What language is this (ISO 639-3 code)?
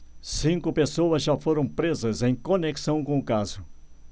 por